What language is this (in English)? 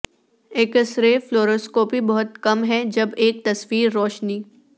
Urdu